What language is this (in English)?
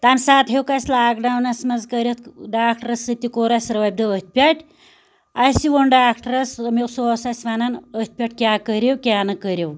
Kashmiri